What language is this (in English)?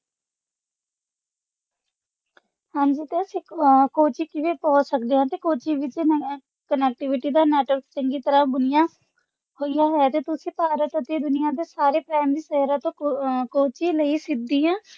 Punjabi